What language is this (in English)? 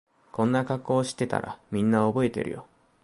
Japanese